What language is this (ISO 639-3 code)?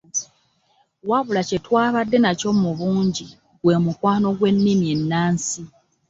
lug